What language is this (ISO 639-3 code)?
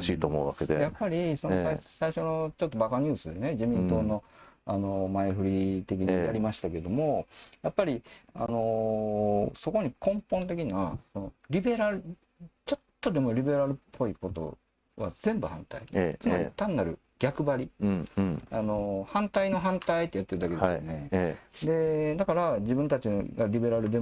jpn